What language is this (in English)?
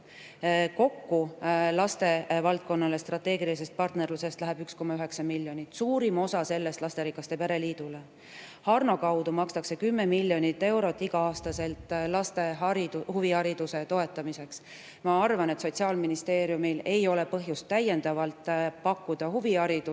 Estonian